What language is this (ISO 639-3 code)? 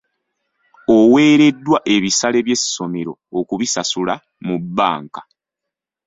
lug